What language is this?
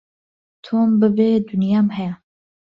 Central Kurdish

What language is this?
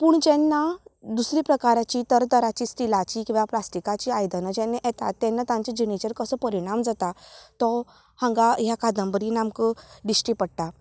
Konkani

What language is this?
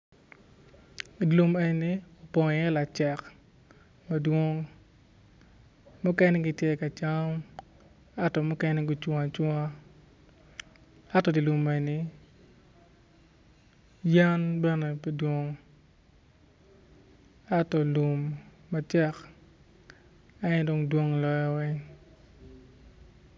Acoli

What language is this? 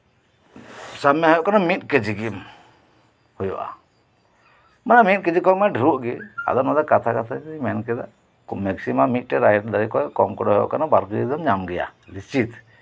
Santali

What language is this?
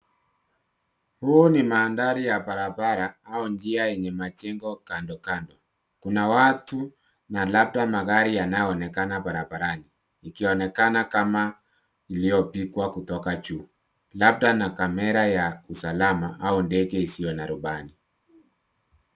Swahili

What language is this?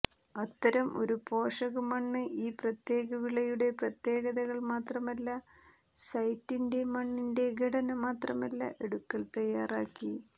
Malayalam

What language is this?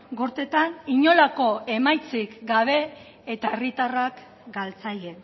Basque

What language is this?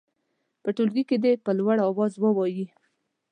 Pashto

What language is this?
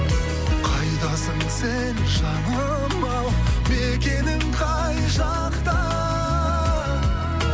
Kazakh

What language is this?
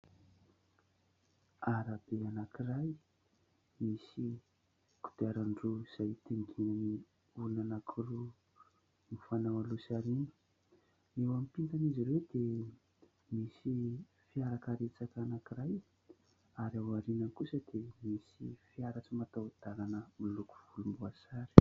Malagasy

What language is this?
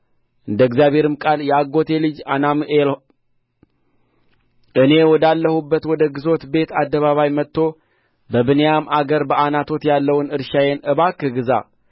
Amharic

